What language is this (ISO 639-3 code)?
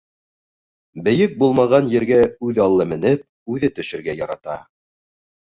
bak